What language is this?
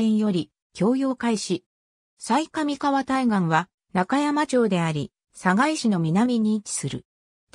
Japanese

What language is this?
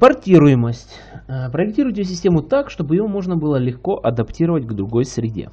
Russian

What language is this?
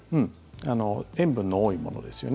Japanese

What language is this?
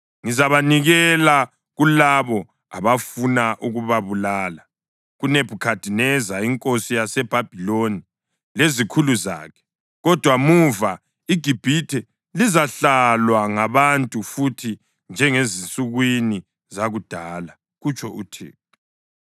North Ndebele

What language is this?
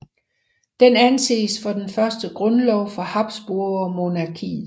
Danish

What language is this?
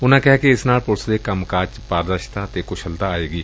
Punjabi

